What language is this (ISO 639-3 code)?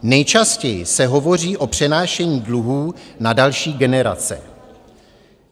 ces